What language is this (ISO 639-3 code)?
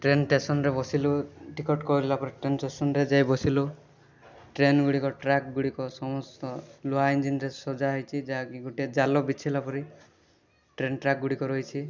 ori